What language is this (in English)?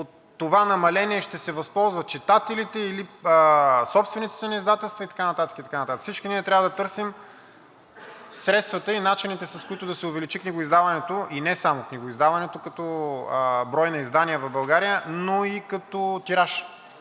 Bulgarian